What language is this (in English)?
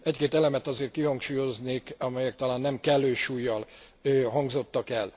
Hungarian